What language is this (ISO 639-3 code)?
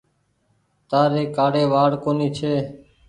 gig